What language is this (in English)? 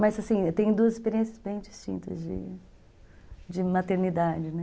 Portuguese